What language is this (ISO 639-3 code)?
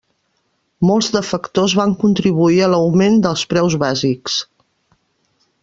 cat